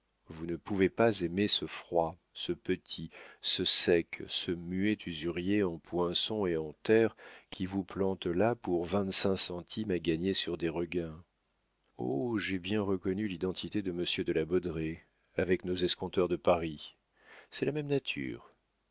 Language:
French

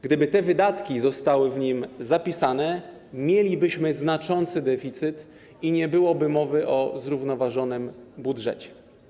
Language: Polish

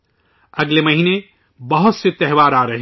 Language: Urdu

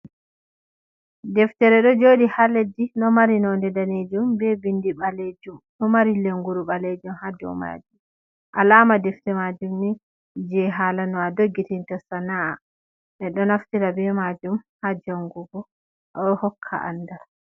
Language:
Fula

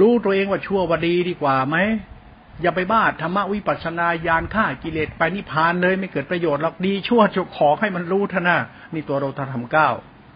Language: Thai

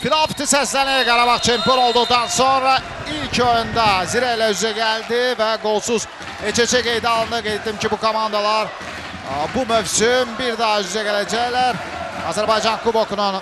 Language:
Turkish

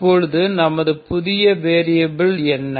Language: Tamil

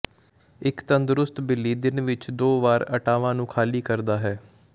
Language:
Punjabi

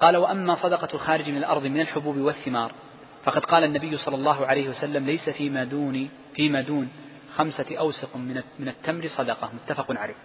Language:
Arabic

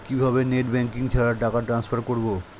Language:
Bangla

